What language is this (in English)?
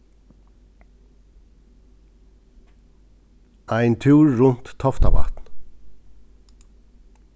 Faroese